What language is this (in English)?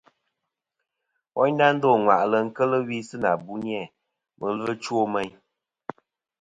Kom